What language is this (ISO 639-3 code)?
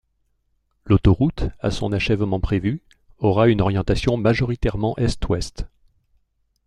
fra